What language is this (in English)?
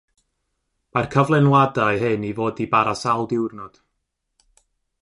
Welsh